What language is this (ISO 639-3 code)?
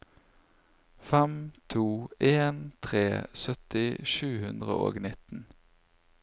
nor